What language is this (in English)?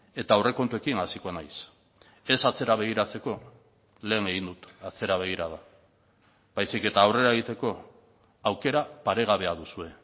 Basque